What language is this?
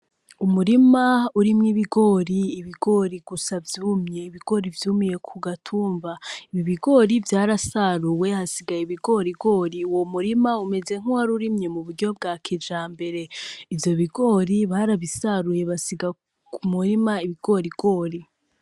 Rundi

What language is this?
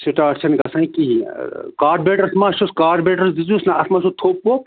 Kashmiri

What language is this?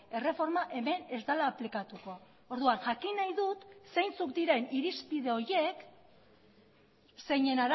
Basque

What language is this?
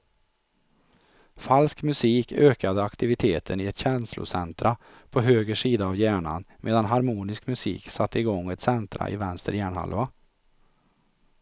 Swedish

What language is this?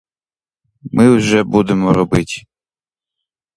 Ukrainian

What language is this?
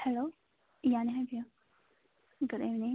Manipuri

